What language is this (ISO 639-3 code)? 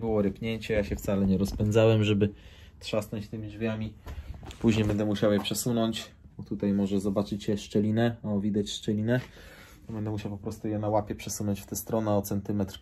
pol